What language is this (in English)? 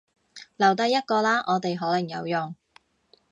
Cantonese